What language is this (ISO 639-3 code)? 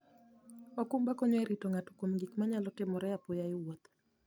luo